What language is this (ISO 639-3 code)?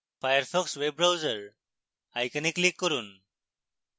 ben